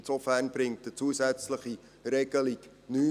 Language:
Swiss German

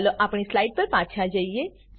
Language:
Gujarati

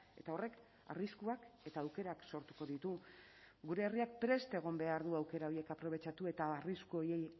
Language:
Basque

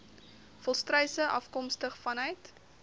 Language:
Afrikaans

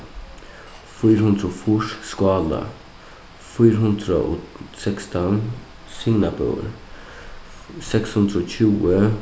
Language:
Faroese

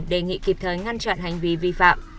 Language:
Vietnamese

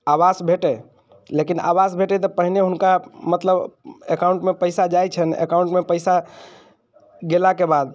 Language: Maithili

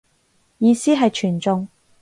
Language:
Cantonese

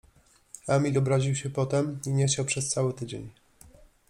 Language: Polish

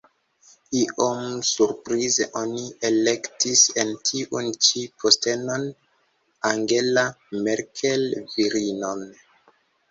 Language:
Esperanto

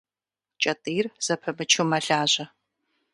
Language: Kabardian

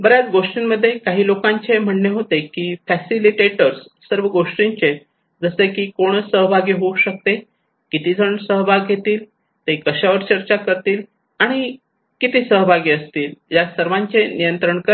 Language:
Marathi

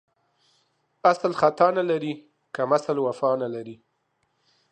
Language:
Pashto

